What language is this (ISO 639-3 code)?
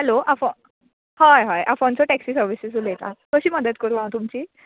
kok